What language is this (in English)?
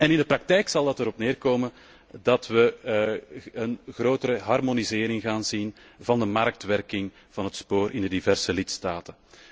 Dutch